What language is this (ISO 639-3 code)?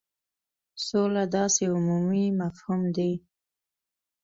pus